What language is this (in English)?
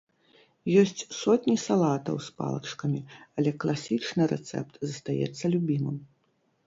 Belarusian